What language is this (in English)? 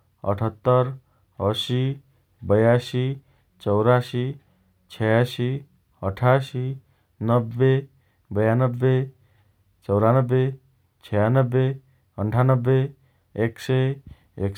Dotyali